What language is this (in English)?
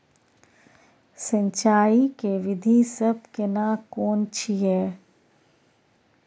Maithili